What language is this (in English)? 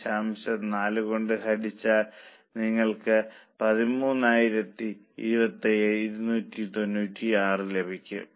Malayalam